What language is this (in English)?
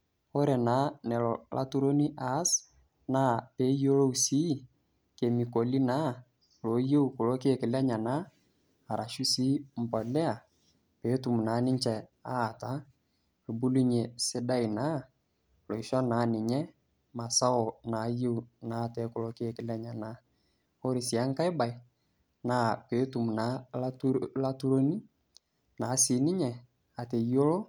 Masai